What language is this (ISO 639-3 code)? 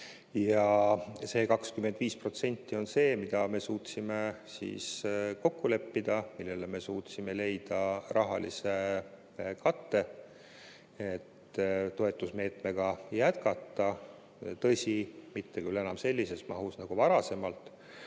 est